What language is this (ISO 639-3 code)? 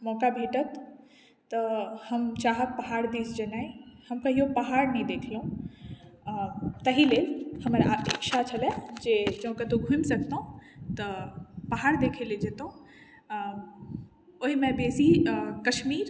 mai